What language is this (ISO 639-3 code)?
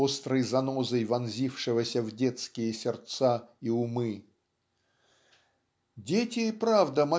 rus